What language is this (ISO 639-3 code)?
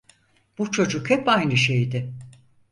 tur